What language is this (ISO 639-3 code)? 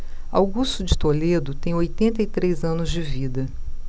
por